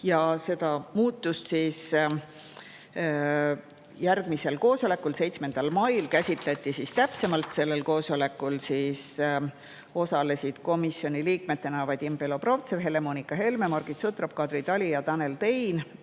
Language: Estonian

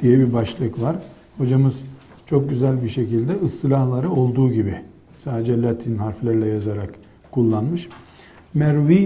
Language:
Turkish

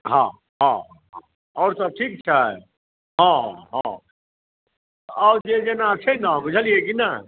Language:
Maithili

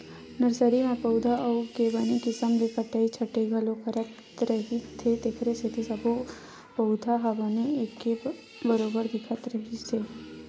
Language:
Chhattisgarhi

